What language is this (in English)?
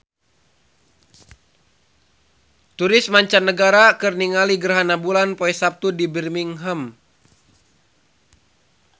Sundanese